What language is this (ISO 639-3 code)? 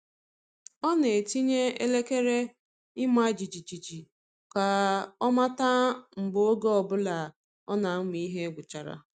ibo